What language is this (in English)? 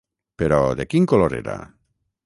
Catalan